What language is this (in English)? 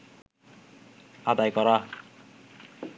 Bangla